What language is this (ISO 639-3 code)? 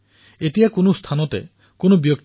asm